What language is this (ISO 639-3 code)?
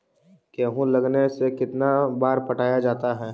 mag